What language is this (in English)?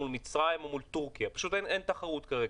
Hebrew